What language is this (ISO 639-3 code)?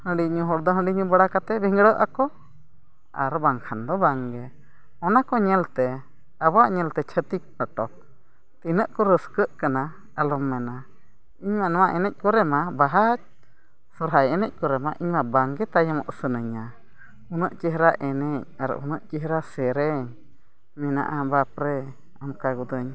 sat